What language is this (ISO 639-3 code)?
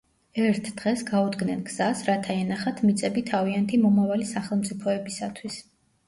kat